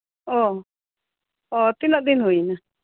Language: Santali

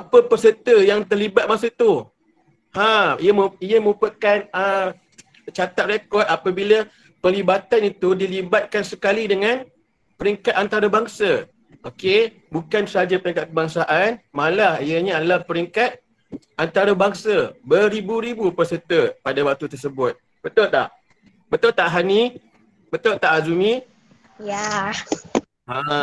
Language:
Malay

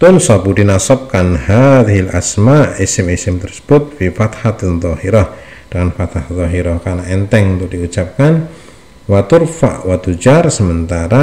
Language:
Indonesian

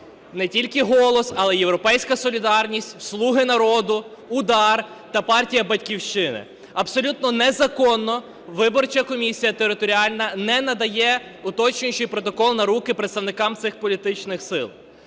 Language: Ukrainian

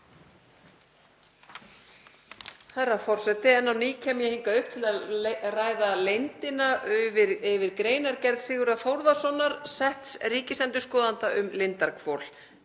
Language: Icelandic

